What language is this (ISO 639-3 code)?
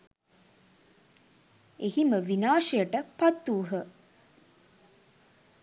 sin